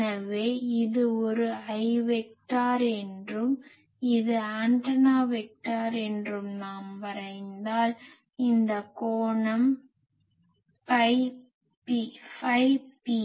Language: Tamil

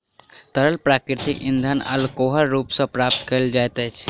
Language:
Maithili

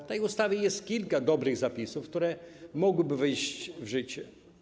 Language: Polish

